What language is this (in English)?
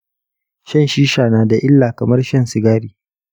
Hausa